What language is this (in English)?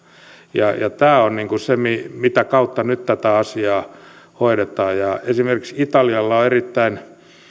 Finnish